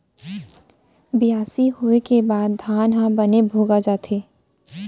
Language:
Chhattisgarhi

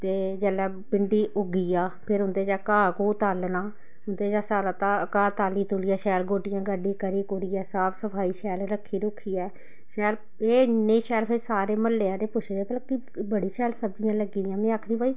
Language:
Dogri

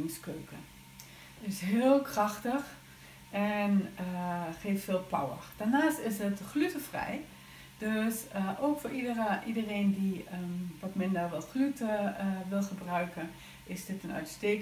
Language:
Dutch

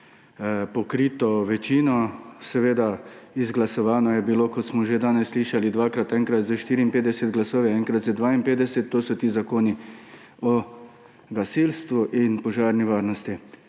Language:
Slovenian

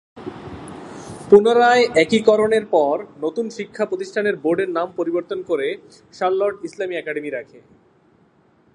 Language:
Bangla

